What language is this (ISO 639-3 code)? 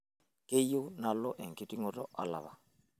mas